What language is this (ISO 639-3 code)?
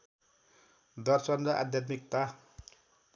nep